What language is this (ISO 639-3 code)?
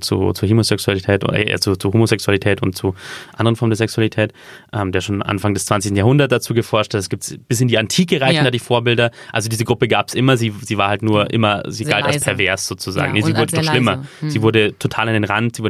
deu